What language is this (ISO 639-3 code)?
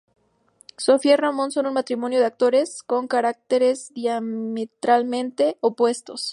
spa